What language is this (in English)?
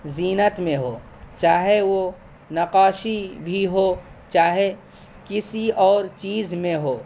Urdu